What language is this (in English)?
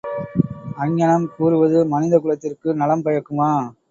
Tamil